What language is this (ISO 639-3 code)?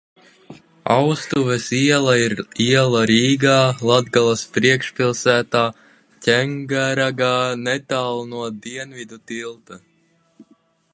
lav